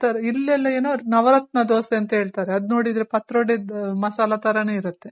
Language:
Kannada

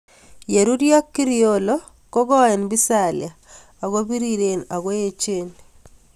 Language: Kalenjin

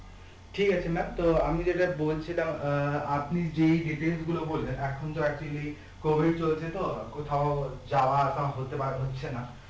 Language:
Bangla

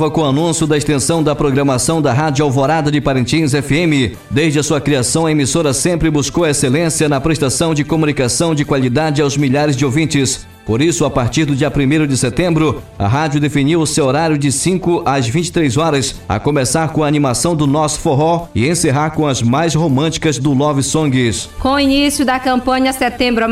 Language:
Portuguese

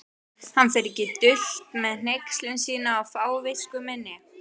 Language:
Icelandic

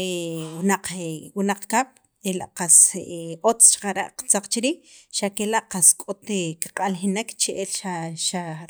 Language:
Sacapulteco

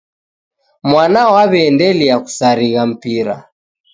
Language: Taita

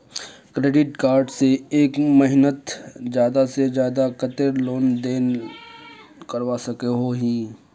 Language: Magahi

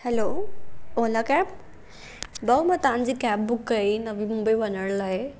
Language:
Sindhi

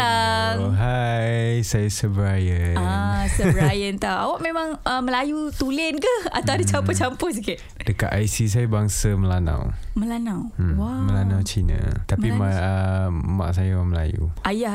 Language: Malay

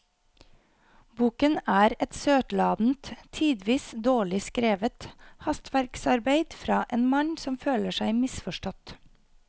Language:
Norwegian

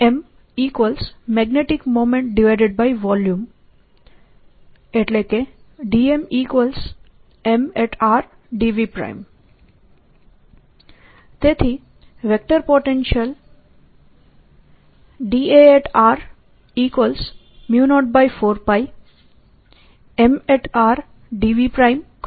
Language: Gujarati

